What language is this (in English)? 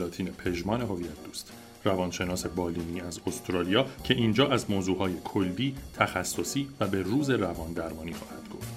Persian